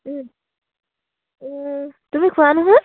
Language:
Assamese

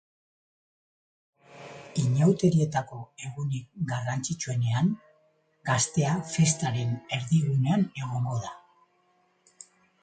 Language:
Basque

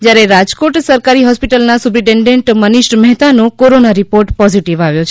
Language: Gujarati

